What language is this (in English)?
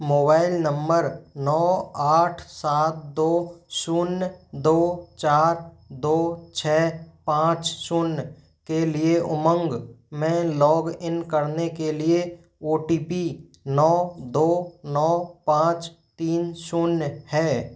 Hindi